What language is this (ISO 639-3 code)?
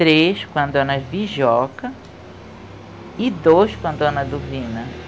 por